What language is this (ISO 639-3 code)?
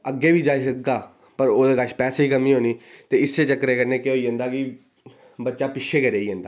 doi